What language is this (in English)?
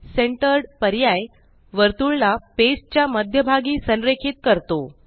Marathi